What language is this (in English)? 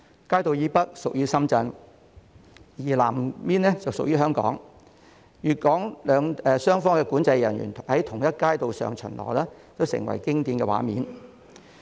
Cantonese